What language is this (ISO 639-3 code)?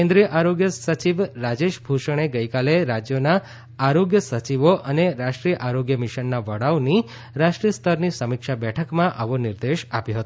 guj